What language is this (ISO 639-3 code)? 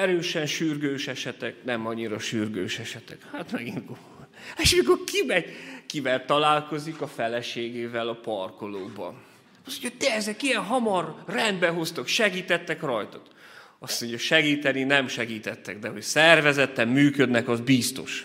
hun